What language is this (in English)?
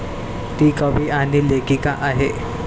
Marathi